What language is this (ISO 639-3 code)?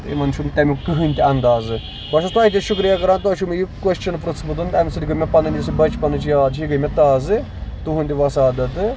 kas